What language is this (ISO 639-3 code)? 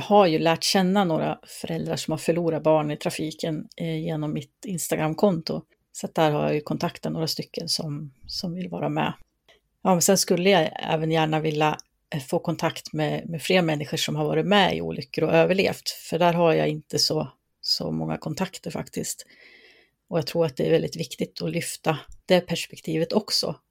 swe